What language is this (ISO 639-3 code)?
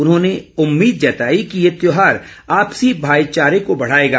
hin